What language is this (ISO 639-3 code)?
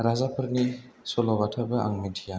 brx